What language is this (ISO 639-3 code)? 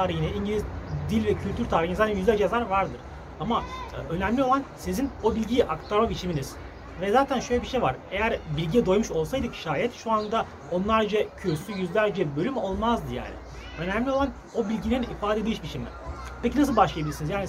tur